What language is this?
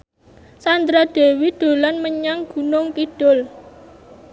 Javanese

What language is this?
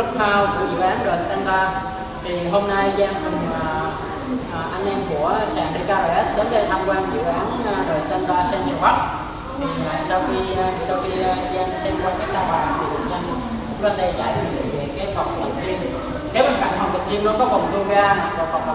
Vietnamese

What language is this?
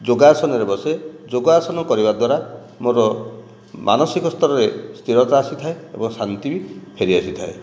Odia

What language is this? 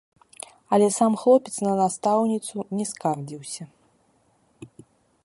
Belarusian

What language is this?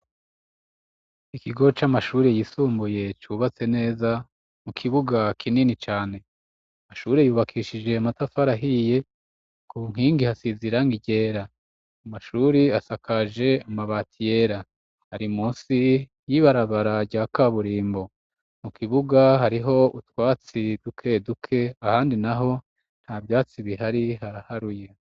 Rundi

